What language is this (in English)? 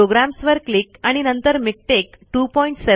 Marathi